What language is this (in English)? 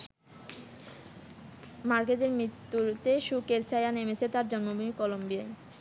Bangla